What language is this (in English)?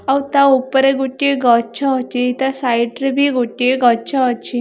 Odia